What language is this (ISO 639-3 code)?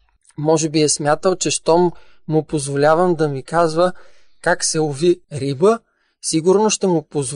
bul